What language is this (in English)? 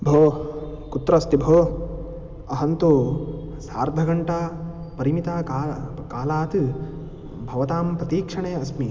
Sanskrit